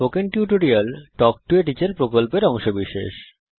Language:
Bangla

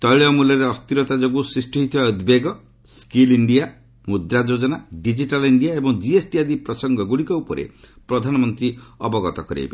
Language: Odia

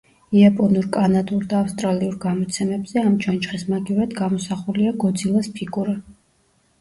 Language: Georgian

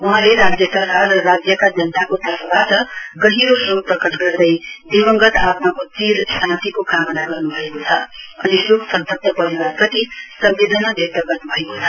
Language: Nepali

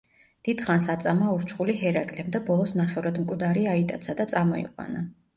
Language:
Georgian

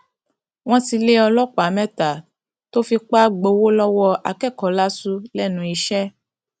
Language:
Yoruba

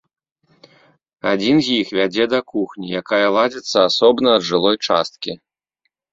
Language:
Belarusian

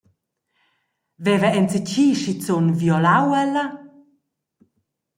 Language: Romansh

